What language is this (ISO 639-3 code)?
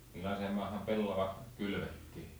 fin